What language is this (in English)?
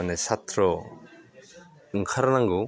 Bodo